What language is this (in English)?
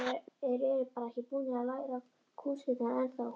Icelandic